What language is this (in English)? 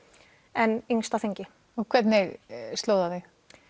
Icelandic